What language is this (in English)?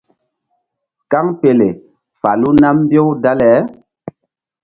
Mbum